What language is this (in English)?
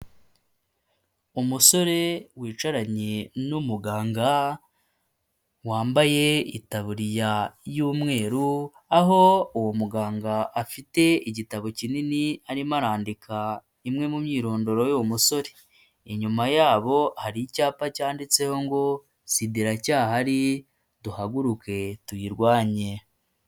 Kinyarwanda